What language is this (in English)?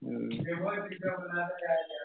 Gujarati